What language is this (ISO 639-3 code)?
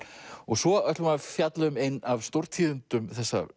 isl